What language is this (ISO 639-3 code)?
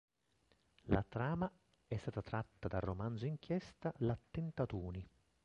ita